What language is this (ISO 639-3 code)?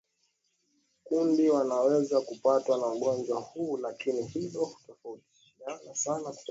swa